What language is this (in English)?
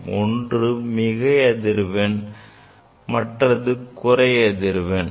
Tamil